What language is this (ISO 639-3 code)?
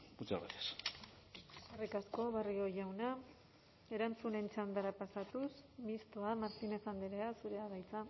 eus